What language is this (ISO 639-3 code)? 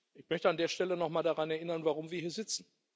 deu